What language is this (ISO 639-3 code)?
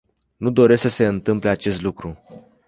ron